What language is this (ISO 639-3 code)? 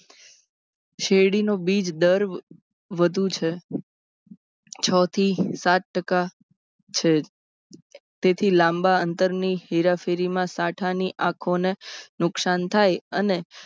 guj